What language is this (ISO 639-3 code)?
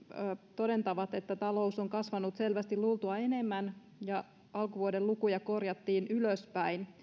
fin